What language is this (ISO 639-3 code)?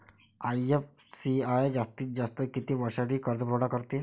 mar